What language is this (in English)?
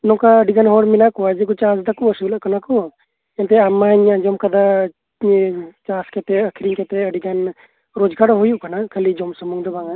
Santali